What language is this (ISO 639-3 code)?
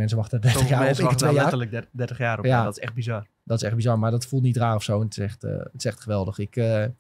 nld